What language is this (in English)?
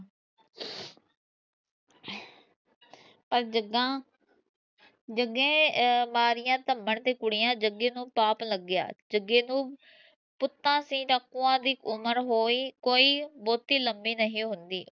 Punjabi